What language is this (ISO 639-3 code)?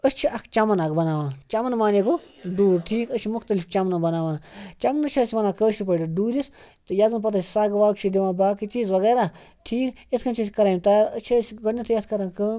kas